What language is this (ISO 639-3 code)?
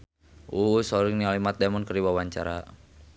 sun